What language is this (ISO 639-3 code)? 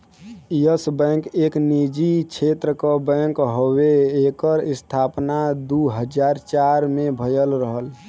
bho